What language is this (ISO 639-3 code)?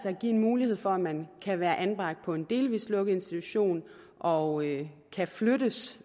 dan